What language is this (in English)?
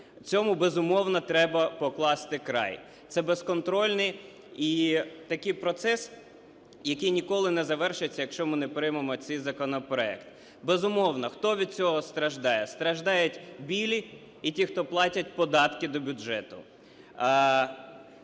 Ukrainian